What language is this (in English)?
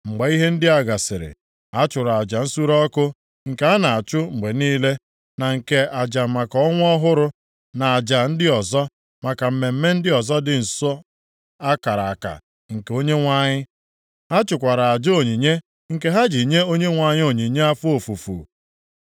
Igbo